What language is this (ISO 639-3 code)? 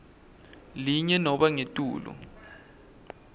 ssw